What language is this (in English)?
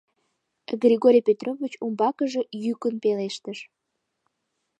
Mari